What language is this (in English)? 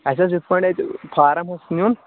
Kashmiri